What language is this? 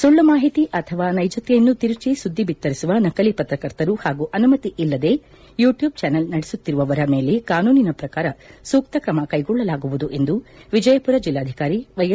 Kannada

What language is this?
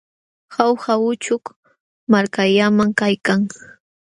Jauja Wanca Quechua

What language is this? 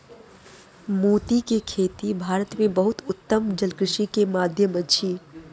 Maithili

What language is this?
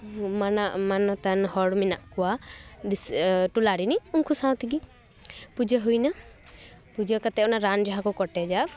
Santali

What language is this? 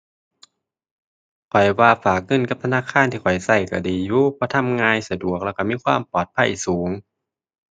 Thai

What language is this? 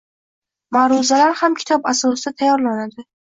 Uzbek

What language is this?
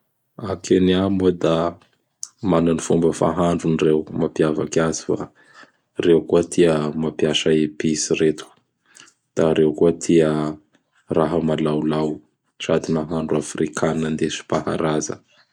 Bara Malagasy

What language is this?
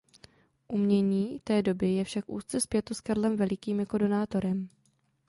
Czech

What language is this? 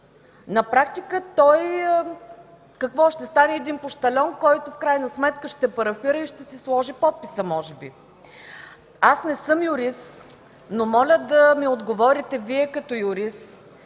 Bulgarian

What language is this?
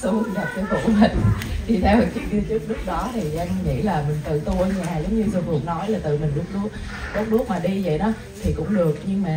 Vietnamese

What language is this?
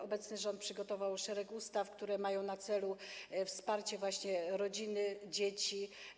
Polish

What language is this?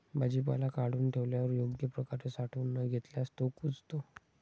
Marathi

